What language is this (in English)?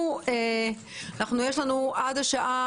Hebrew